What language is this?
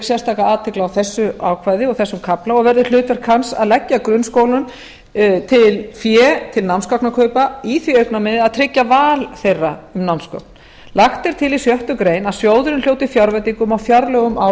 Icelandic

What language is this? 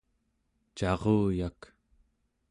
Central Yupik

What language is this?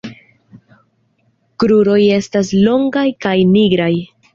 Esperanto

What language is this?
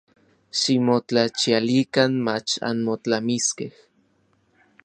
Orizaba Nahuatl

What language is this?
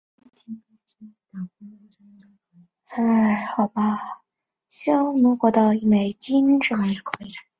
Chinese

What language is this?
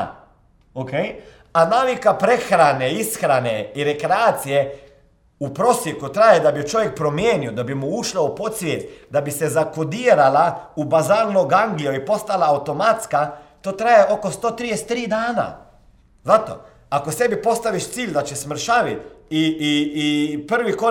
Croatian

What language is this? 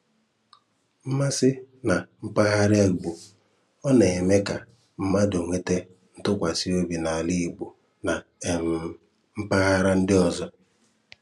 Igbo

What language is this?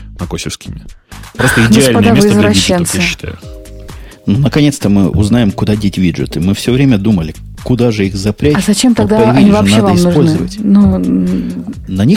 Russian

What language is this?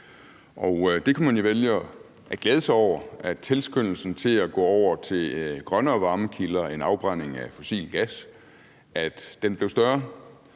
Danish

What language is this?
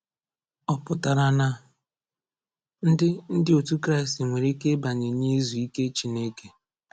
Igbo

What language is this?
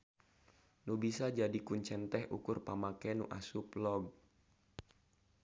Sundanese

